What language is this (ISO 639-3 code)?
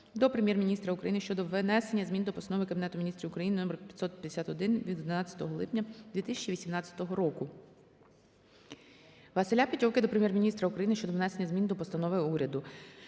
ukr